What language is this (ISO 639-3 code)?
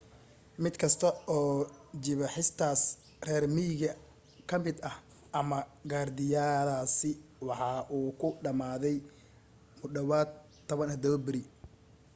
som